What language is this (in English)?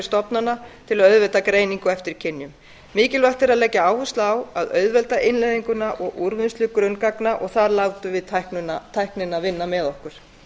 Icelandic